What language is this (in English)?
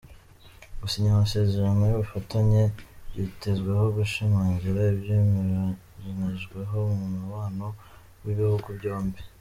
Kinyarwanda